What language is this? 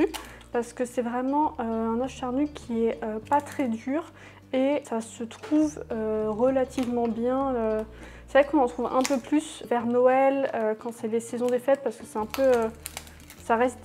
French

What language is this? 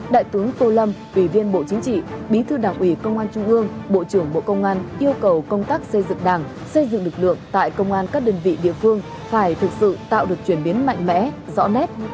Vietnamese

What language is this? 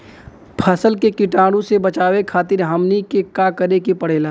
Bhojpuri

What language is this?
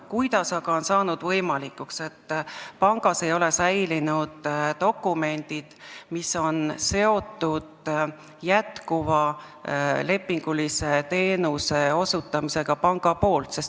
Estonian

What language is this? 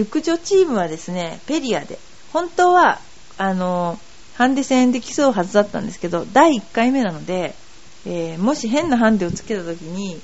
Japanese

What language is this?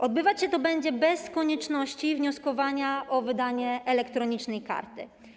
Polish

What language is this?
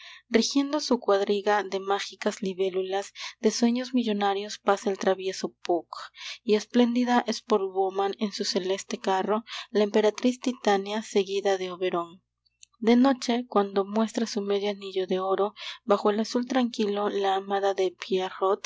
Spanish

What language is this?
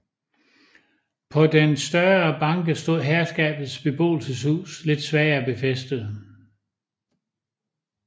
Danish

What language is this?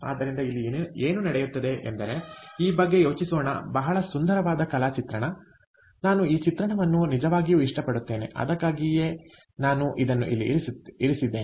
Kannada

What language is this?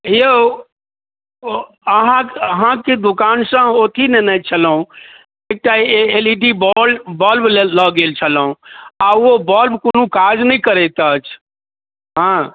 Maithili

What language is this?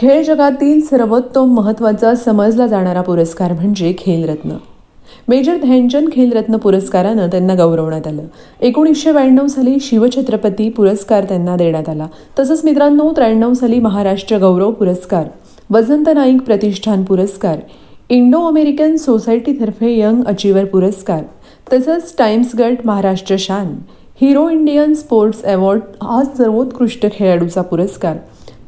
Marathi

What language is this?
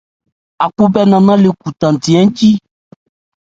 Ebrié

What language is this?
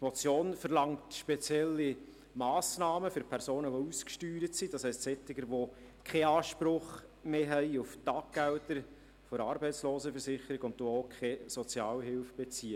Swiss German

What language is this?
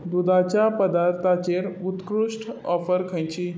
Konkani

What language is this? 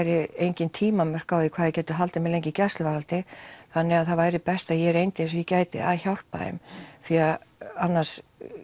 Icelandic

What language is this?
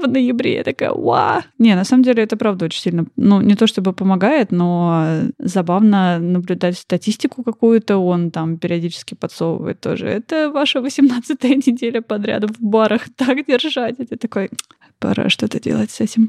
Russian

